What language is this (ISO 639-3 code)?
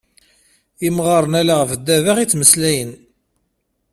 kab